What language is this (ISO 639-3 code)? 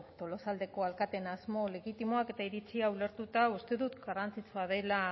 eus